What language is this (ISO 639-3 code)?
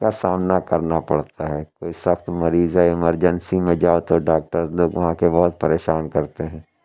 urd